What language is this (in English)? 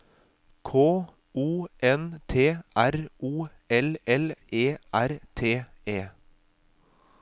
Norwegian